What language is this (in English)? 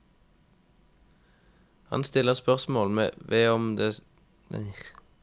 Norwegian